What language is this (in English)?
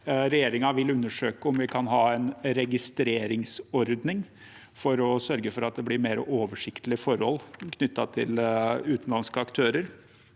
Norwegian